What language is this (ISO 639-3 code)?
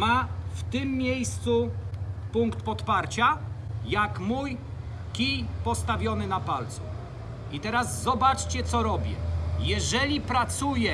pol